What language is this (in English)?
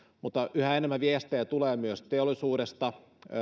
Finnish